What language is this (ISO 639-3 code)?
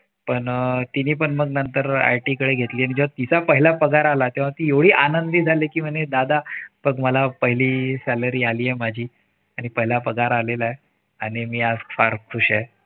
mar